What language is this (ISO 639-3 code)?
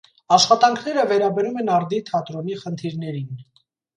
hye